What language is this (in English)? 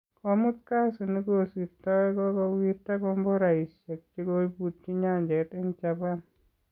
Kalenjin